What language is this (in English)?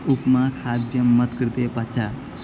Sanskrit